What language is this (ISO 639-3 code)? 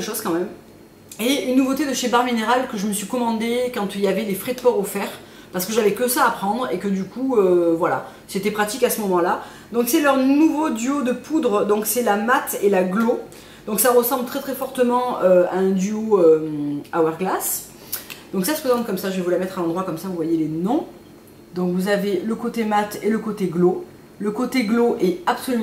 fra